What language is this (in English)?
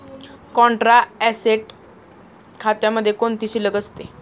Marathi